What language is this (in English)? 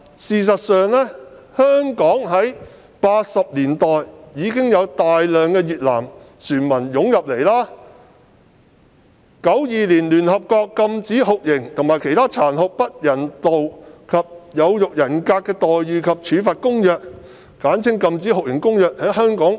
Cantonese